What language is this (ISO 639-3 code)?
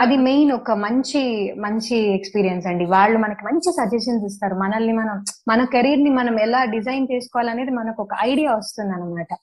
tel